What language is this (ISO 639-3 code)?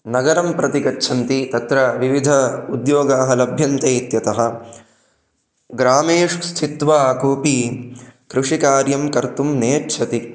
san